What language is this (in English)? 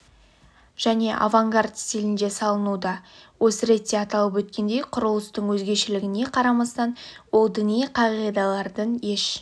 Kazakh